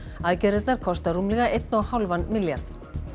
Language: Icelandic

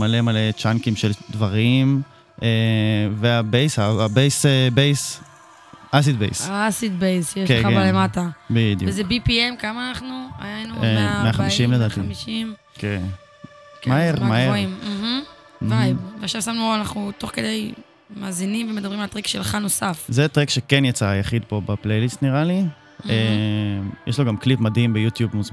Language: Hebrew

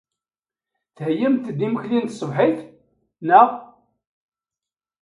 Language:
Kabyle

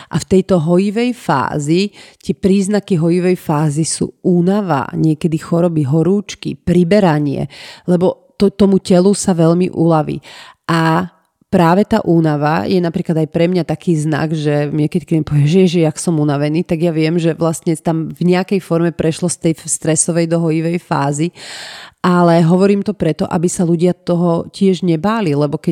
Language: Slovak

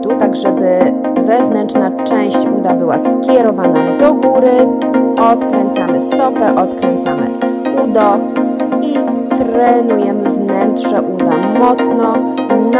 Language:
Polish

